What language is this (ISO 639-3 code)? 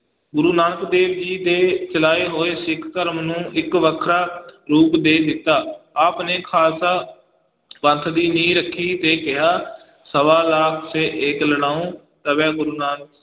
pan